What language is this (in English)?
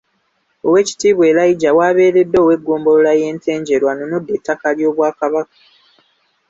Ganda